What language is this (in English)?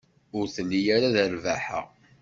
Kabyle